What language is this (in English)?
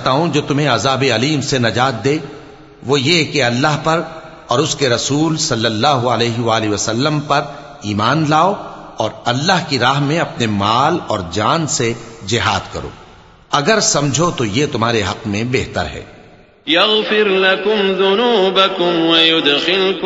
Arabic